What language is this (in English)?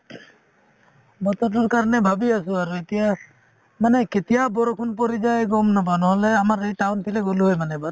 Assamese